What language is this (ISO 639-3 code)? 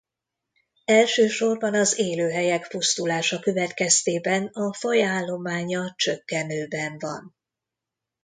hun